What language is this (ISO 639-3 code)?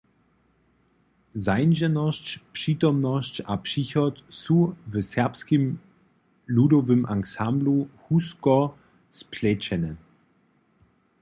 hsb